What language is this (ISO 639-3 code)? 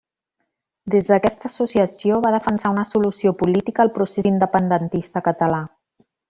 cat